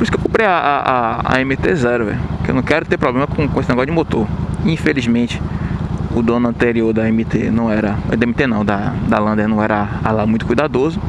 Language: Portuguese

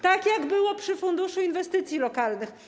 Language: Polish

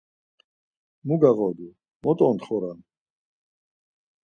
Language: Laz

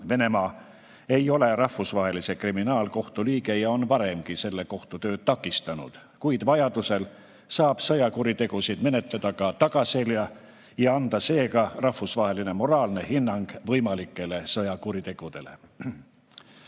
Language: Estonian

